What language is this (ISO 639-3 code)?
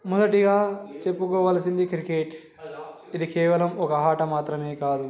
tel